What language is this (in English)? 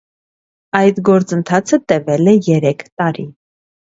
Armenian